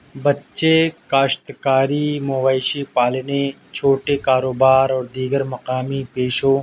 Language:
Urdu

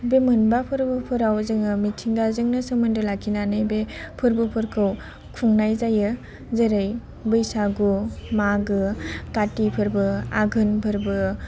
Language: Bodo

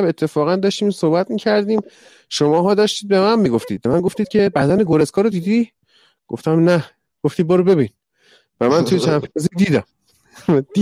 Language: Persian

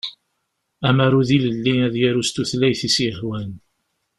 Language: Kabyle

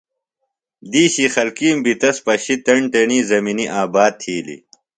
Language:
Phalura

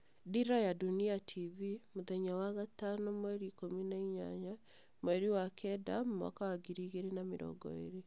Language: Kikuyu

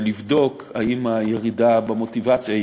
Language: Hebrew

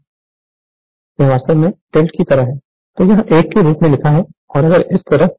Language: Hindi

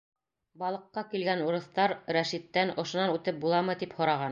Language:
Bashkir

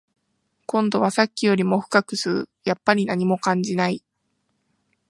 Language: Japanese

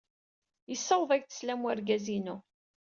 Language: Kabyle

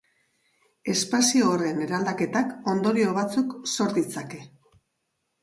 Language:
Basque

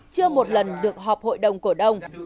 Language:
Vietnamese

